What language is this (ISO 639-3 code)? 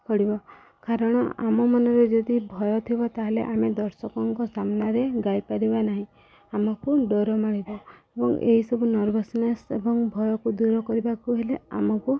ori